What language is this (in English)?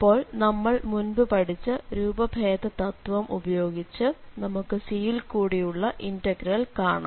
Malayalam